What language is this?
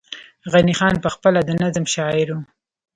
Pashto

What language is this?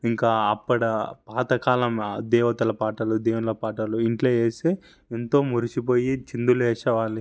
Telugu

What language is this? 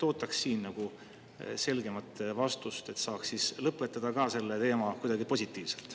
Estonian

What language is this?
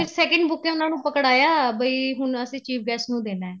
Punjabi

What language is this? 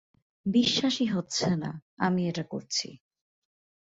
Bangla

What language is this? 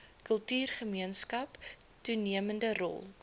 Afrikaans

